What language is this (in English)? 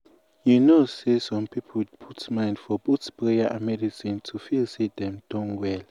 Nigerian Pidgin